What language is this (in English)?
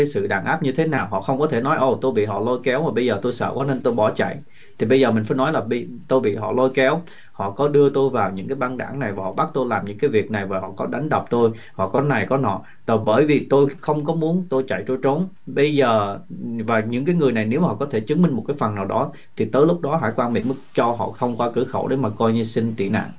Vietnamese